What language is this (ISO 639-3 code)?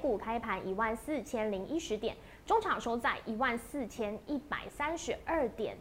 zho